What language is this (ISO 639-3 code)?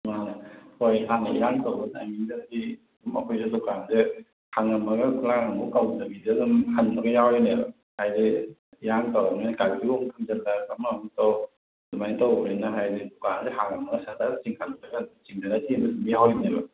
mni